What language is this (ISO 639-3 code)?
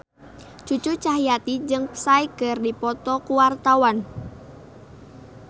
sun